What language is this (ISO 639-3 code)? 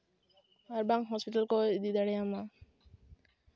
sat